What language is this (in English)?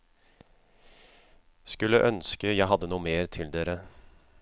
Norwegian